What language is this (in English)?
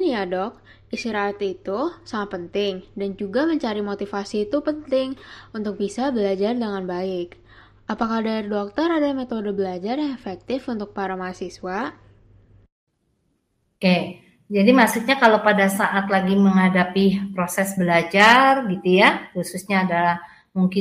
Indonesian